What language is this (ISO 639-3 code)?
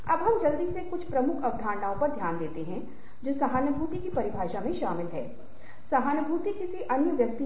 hin